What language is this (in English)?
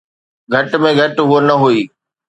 Sindhi